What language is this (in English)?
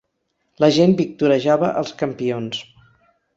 Catalan